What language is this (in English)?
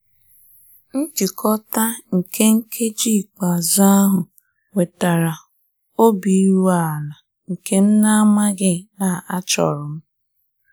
Igbo